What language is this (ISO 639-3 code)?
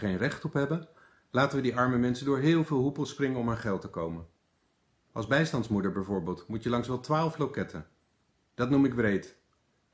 nld